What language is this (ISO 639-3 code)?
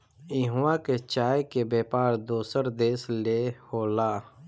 bho